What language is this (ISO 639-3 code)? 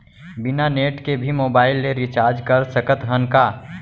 hne